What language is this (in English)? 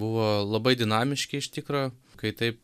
Lithuanian